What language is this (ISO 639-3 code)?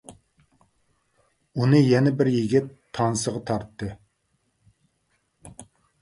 uig